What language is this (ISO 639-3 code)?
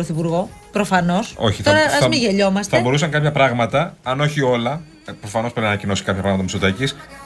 ell